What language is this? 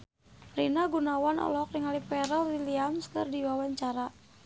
Sundanese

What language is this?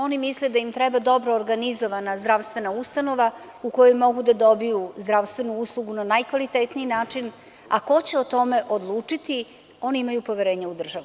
Serbian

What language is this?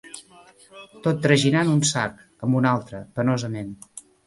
Catalan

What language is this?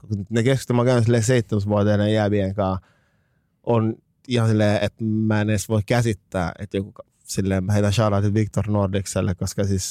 Finnish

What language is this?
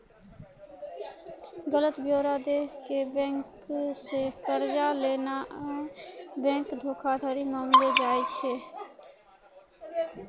Maithili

